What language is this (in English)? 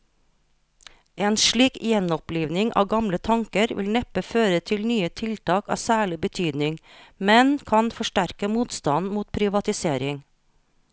Norwegian